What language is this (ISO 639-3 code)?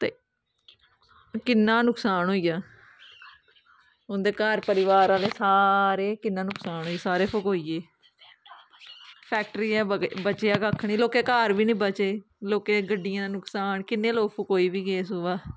doi